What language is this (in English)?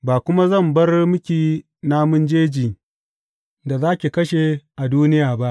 Hausa